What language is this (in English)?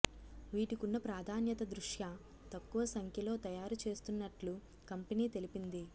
Telugu